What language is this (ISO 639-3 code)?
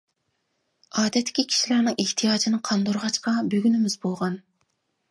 uig